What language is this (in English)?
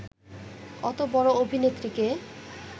Bangla